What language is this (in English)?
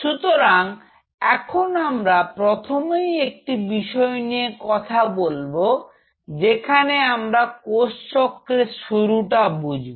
Bangla